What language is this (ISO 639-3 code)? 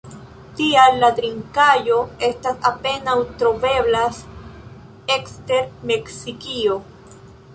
epo